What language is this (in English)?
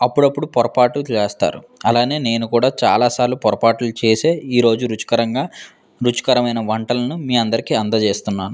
Telugu